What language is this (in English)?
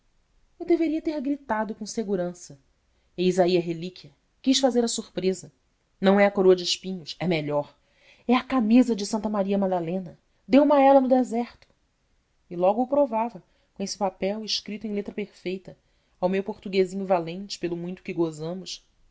Portuguese